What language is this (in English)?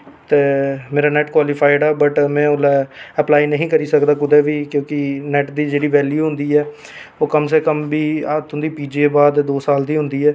Dogri